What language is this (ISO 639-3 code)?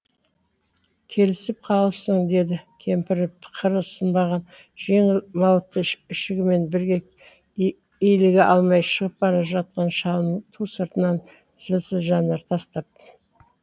kaz